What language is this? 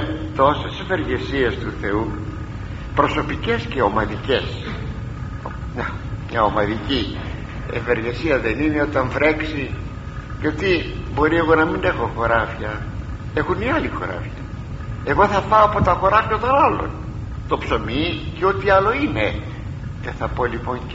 Greek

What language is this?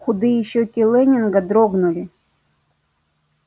Russian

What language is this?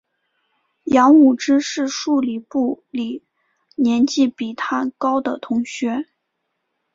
Chinese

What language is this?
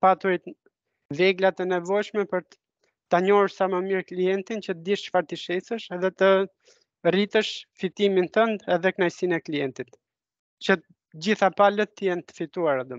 Romanian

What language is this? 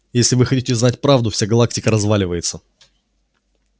Russian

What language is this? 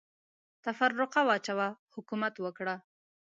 Pashto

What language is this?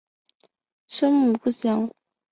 Chinese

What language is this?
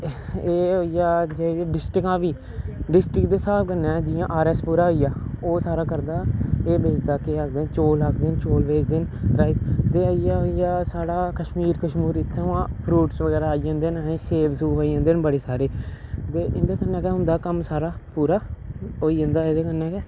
Dogri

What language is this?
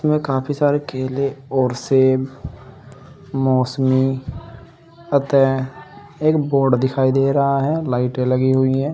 Hindi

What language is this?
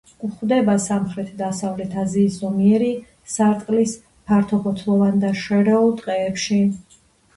Georgian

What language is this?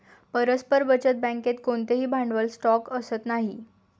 Marathi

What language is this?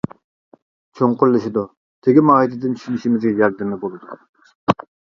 Uyghur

